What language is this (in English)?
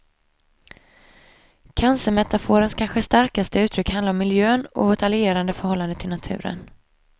Swedish